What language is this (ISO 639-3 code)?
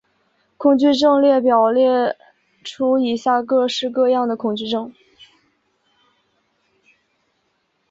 zho